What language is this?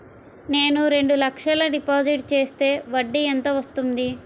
Telugu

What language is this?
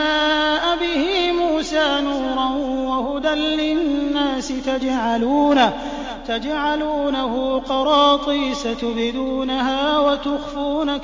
Arabic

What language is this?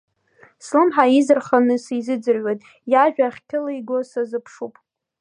Abkhazian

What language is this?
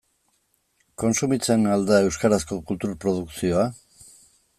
Basque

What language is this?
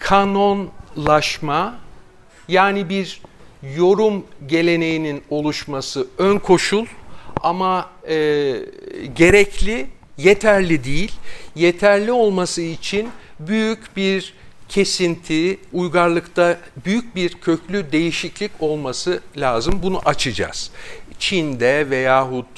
Turkish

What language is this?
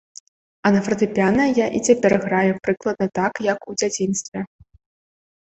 Belarusian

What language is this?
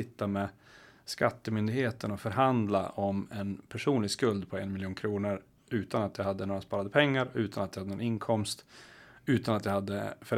Swedish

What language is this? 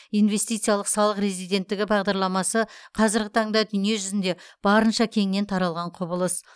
Kazakh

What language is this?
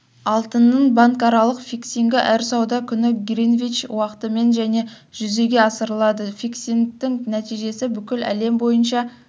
Kazakh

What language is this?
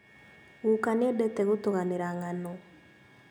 Kikuyu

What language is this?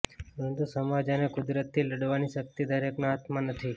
Gujarati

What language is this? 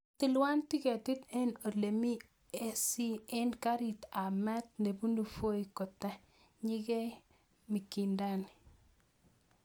Kalenjin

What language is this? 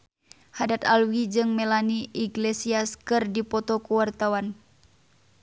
Sundanese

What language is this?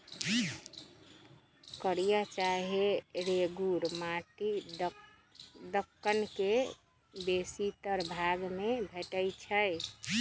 Magahi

